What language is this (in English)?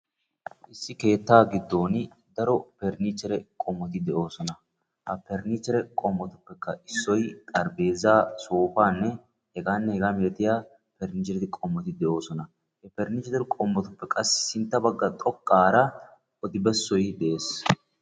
Wolaytta